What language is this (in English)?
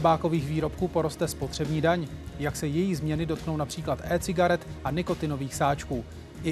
Czech